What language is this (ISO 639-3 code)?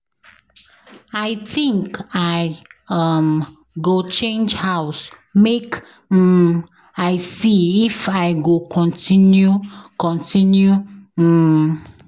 pcm